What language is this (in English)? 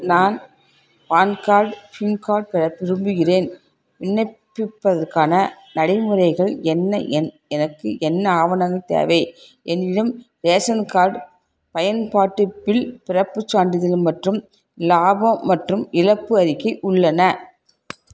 Tamil